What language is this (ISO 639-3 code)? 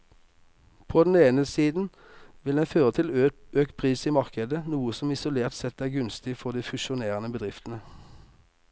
nor